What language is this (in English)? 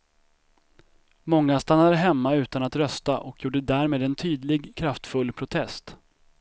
Swedish